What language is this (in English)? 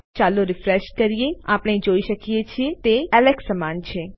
Gujarati